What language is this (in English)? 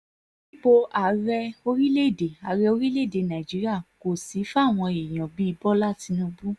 Yoruba